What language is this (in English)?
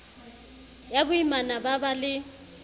Southern Sotho